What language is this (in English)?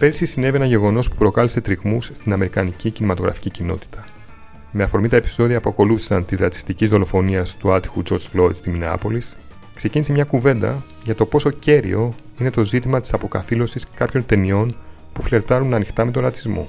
Greek